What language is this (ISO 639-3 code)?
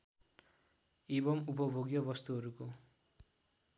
nep